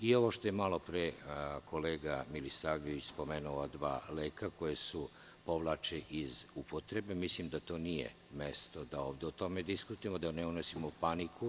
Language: Serbian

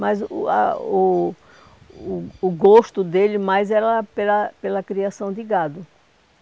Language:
Portuguese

